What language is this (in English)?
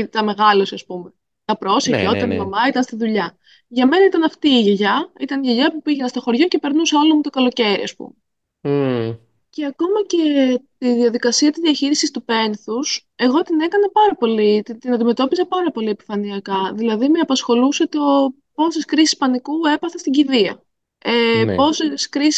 Greek